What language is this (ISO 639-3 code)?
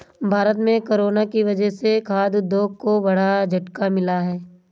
hin